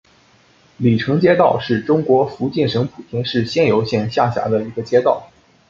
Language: Chinese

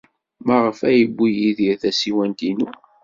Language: Kabyle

